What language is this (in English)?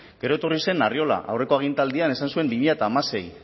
Basque